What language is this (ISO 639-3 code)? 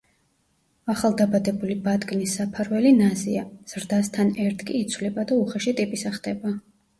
kat